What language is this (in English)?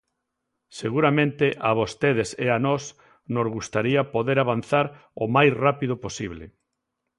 Galician